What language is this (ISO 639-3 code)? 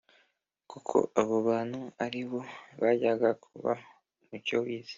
kin